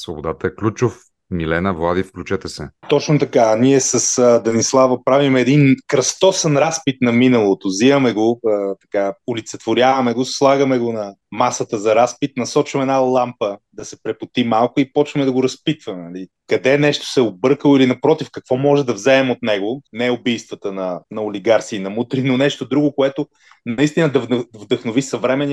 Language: Bulgarian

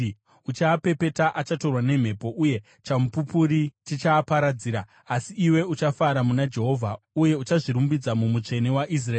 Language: Shona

